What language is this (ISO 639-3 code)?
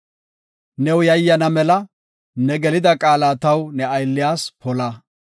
gof